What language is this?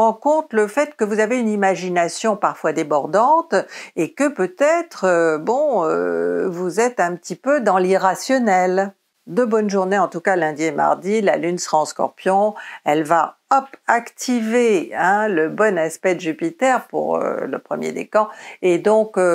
French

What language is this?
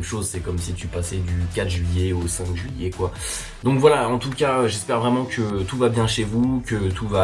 French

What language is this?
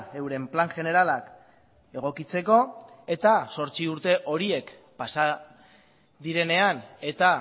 Basque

